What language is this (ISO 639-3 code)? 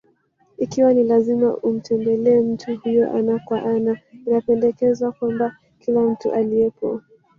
swa